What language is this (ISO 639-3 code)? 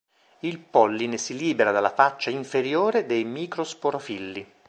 ita